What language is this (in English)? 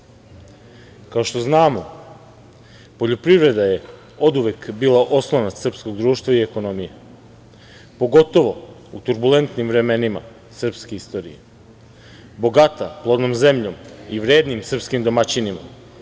Serbian